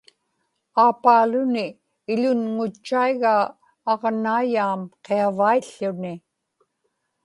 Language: Inupiaq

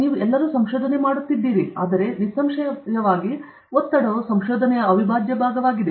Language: Kannada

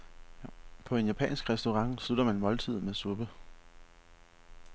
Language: Danish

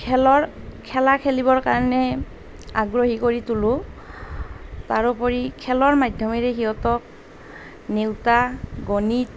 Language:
Assamese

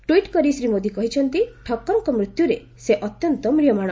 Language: Odia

